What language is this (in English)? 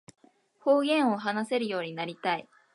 Japanese